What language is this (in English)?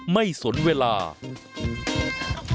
Thai